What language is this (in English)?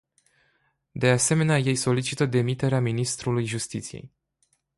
Romanian